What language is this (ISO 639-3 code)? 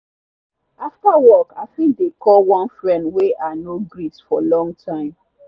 pcm